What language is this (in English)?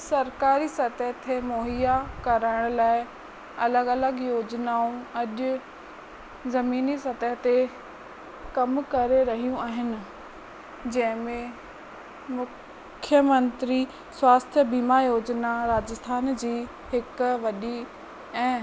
Sindhi